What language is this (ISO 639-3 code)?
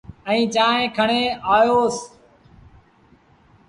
sbn